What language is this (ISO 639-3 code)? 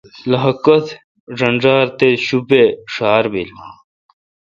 xka